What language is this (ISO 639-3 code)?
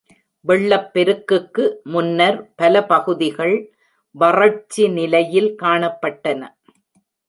tam